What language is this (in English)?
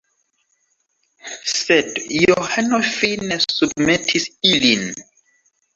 Esperanto